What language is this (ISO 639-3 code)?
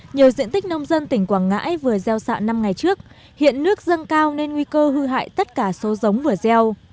vie